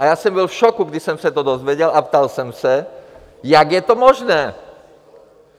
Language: Czech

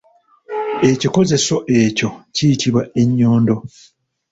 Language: Ganda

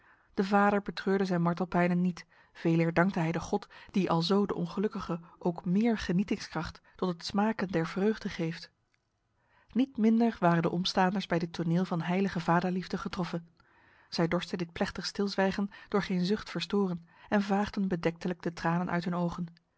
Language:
Dutch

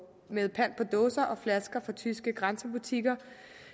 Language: Danish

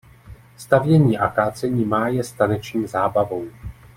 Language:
Czech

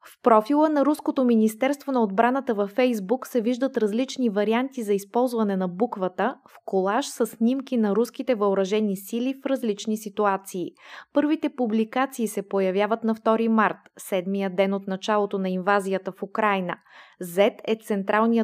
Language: Bulgarian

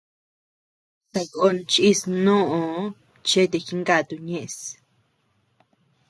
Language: Tepeuxila Cuicatec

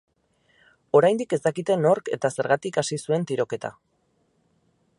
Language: Basque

